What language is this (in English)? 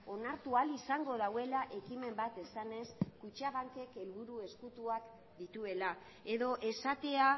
Basque